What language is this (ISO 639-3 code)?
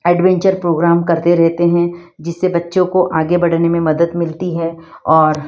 hin